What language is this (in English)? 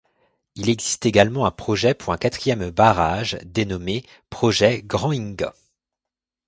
French